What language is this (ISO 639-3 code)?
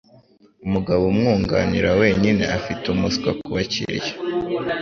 kin